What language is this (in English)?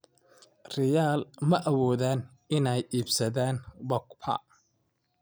Somali